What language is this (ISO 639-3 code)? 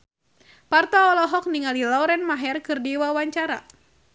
sun